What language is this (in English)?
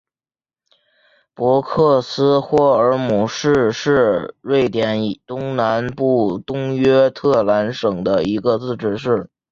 Chinese